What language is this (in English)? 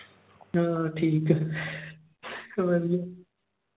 Punjabi